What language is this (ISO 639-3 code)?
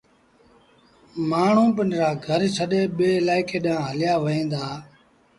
sbn